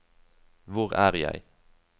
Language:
Norwegian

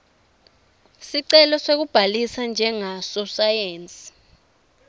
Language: Swati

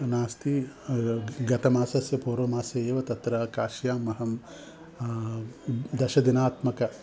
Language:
Sanskrit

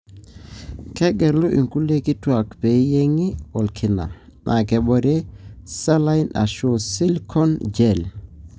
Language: Masai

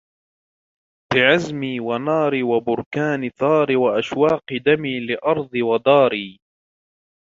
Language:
Arabic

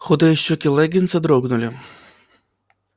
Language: Russian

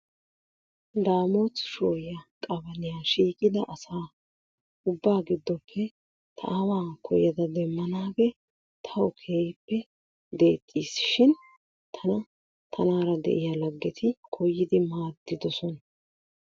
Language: Wolaytta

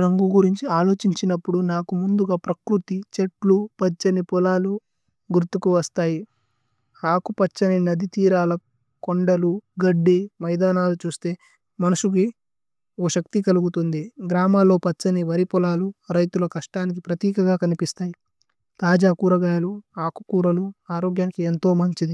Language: Tulu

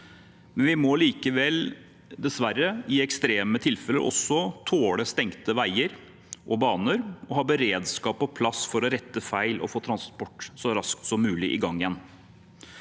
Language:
Norwegian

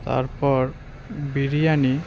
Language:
Bangla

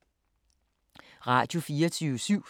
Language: Danish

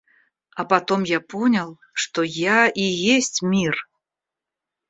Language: Russian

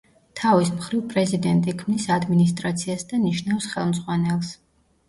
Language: Georgian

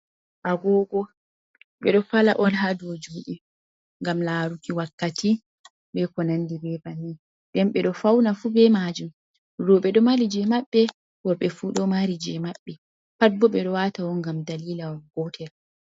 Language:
Fula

